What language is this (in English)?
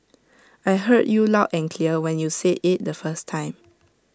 English